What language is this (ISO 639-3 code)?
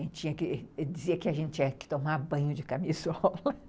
por